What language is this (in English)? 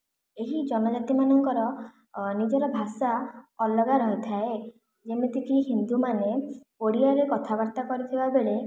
Odia